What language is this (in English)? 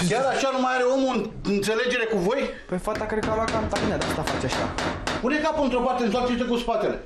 Romanian